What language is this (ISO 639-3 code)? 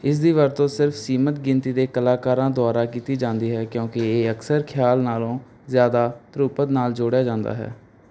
pan